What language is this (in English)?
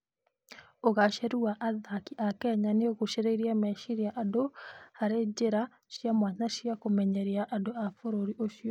Kikuyu